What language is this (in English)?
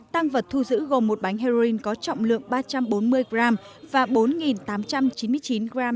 Vietnamese